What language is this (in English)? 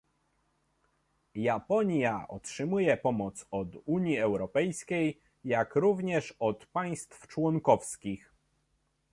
Polish